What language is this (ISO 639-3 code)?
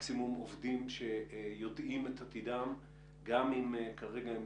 heb